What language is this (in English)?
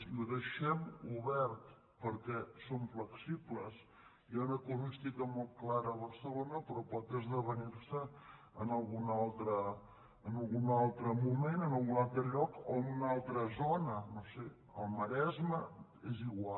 Catalan